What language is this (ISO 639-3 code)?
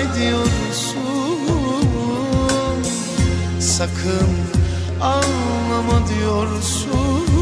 tur